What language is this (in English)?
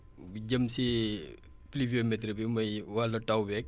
Wolof